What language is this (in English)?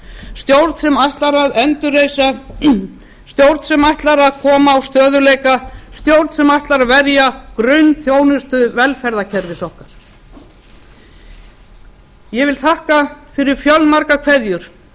Icelandic